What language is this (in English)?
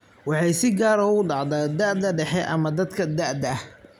Somali